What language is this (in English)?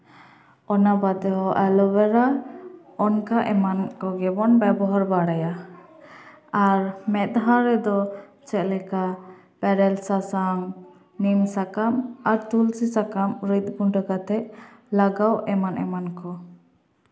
Santali